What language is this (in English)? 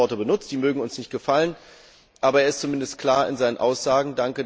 German